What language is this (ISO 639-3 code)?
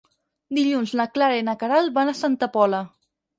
cat